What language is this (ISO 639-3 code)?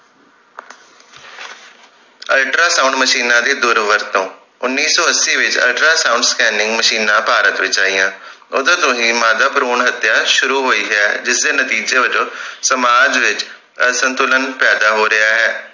pan